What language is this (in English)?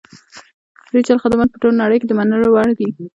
Pashto